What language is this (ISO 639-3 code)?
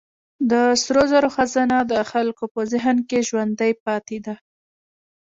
pus